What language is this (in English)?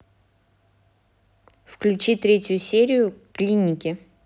Russian